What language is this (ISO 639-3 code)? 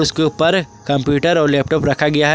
hin